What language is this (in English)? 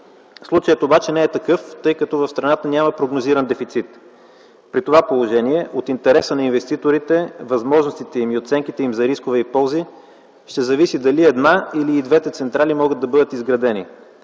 Bulgarian